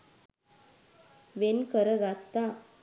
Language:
Sinhala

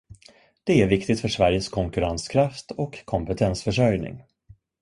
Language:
Swedish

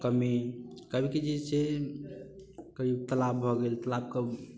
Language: Maithili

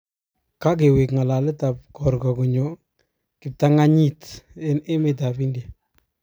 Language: Kalenjin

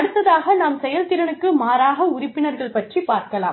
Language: Tamil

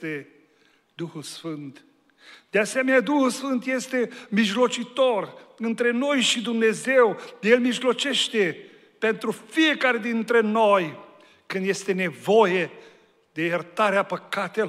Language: Romanian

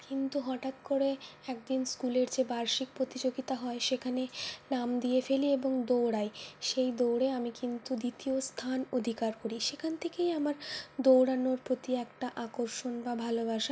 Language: Bangla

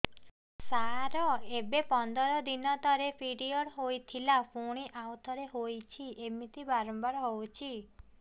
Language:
Odia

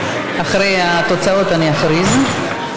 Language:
Hebrew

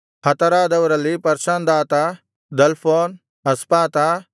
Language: Kannada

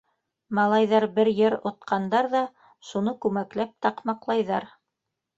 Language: Bashkir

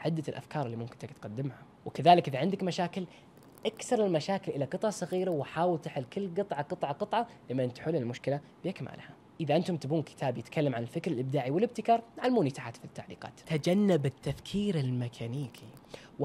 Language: Arabic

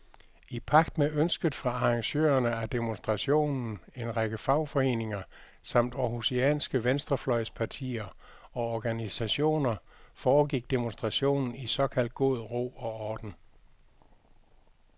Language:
Danish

